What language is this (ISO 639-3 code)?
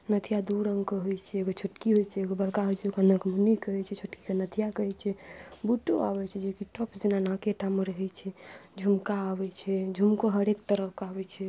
mai